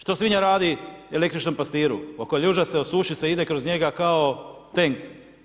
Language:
Croatian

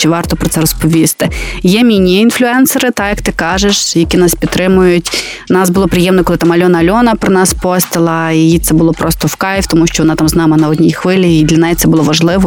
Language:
Ukrainian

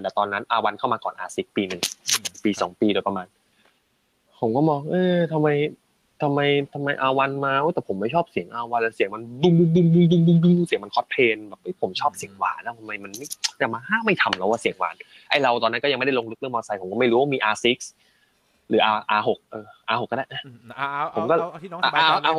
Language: Thai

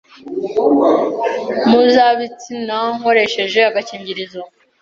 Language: Kinyarwanda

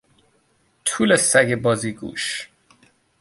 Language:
Persian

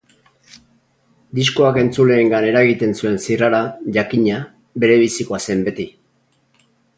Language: Basque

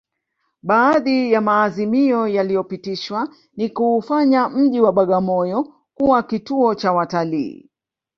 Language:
Swahili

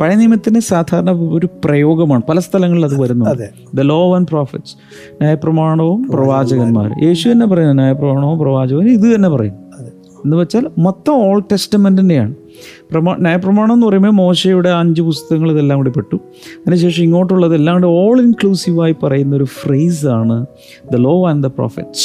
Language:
Malayalam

